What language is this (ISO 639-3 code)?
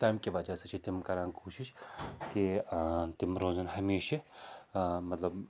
kas